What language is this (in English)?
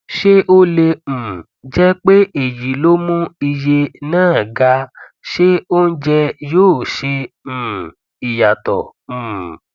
Yoruba